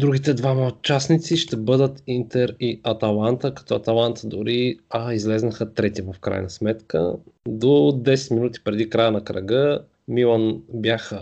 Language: Bulgarian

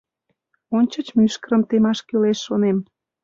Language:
Mari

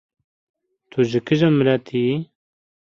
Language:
Kurdish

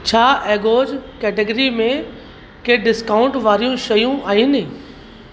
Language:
Sindhi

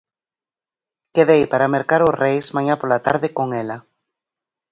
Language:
Galician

